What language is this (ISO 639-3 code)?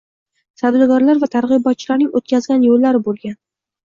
uzb